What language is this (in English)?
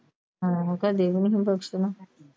Punjabi